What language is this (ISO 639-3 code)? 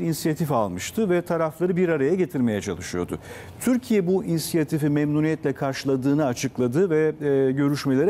tur